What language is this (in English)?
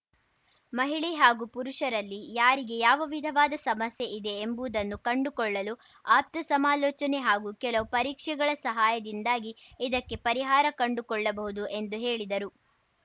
Kannada